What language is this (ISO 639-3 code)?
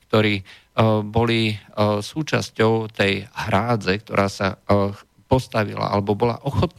slk